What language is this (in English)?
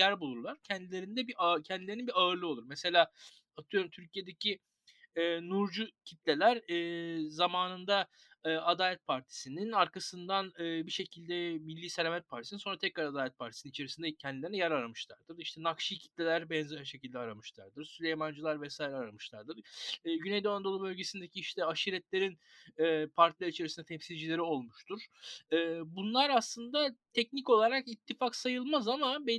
Turkish